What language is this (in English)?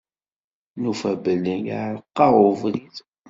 Kabyle